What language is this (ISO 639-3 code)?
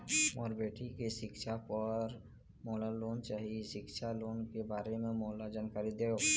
hne